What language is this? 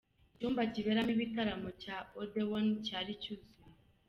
Kinyarwanda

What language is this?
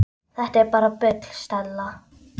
Icelandic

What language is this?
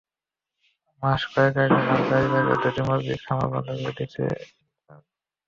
Bangla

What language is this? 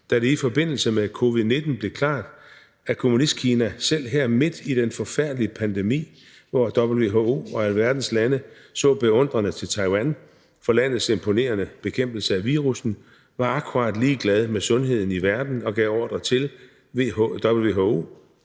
Danish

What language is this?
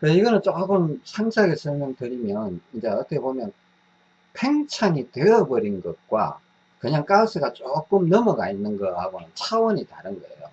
Korean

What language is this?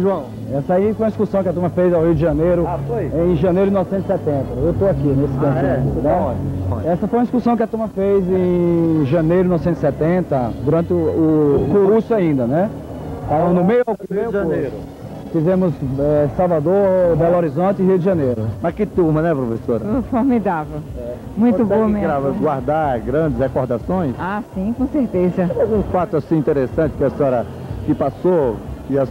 Portuguese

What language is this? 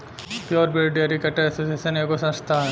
Bhojpuri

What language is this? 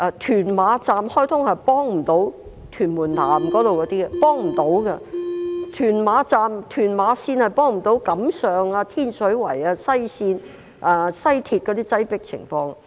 Cantonese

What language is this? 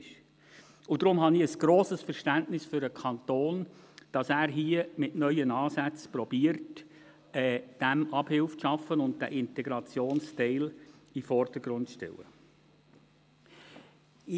Swiss German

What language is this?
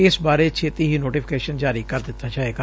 Punjabi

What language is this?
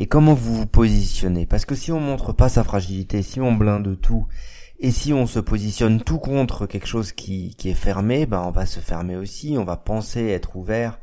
French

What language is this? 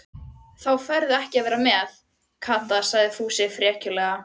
Icelandic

